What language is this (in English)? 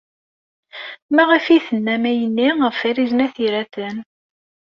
Kabyle